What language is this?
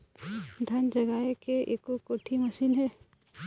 Chhattisgarhi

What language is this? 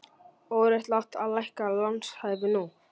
Icelandic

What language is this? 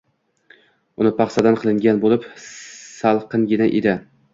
Uzbek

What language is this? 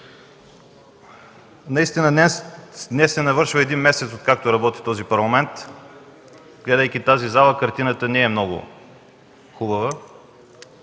Bulgarian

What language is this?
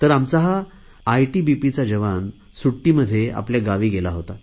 Marathi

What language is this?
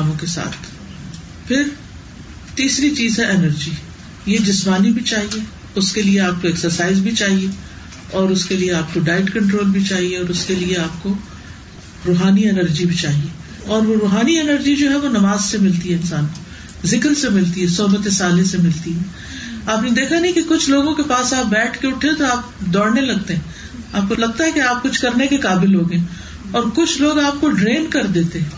Urdu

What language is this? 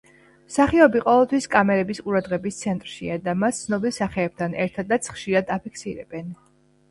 Georgian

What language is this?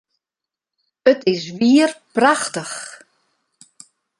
Western Frisian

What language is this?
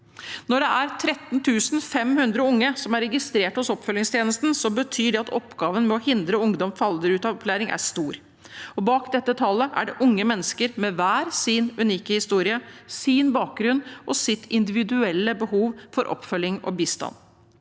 Norwegian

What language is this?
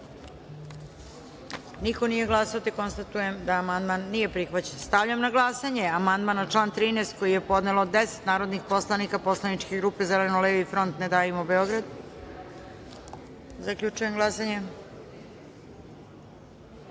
Serbian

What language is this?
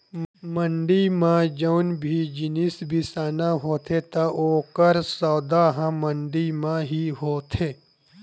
Chhattisgarhi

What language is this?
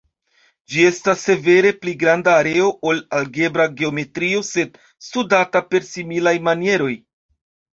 Esperanto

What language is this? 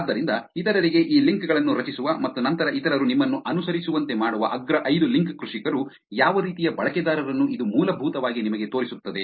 Kannada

